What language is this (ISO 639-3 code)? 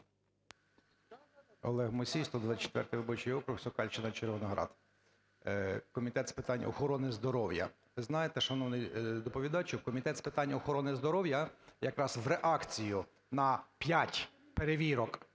ukr